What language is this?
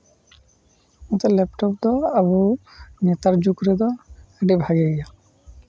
Santali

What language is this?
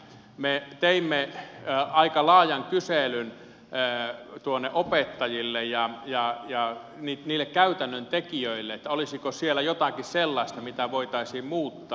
Finnish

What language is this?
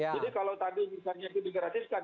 Indonesian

